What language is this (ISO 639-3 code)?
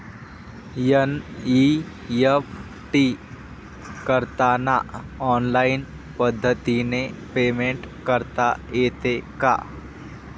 mar